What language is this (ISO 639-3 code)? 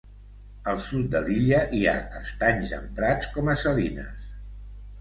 cat